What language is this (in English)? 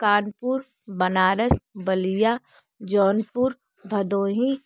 Hindi